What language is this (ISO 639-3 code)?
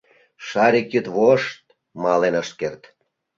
chm